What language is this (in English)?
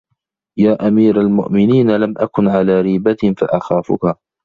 Arabic